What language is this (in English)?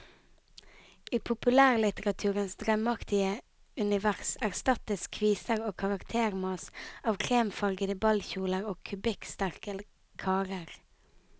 Norwegian